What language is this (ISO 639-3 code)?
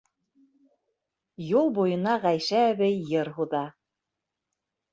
bak